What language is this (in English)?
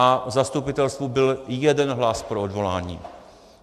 Czech